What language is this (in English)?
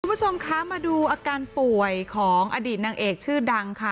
Thai